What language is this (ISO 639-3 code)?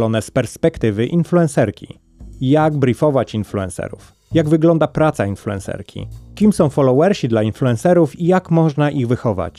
pol